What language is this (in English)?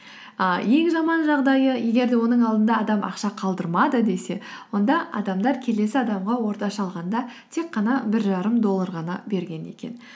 Kazakh